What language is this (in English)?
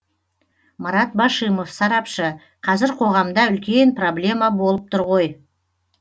Kazakh